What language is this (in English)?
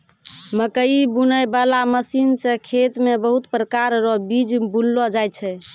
Maithili